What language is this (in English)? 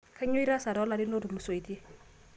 Masai